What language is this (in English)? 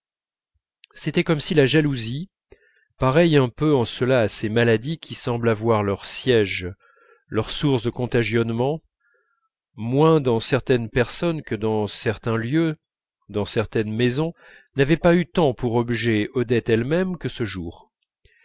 French